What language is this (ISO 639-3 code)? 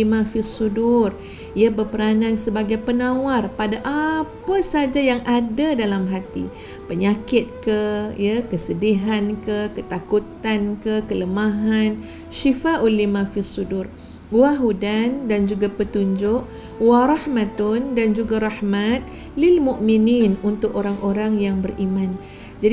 msa